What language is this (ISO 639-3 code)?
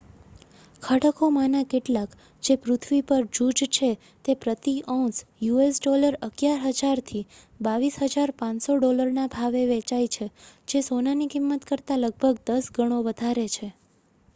guj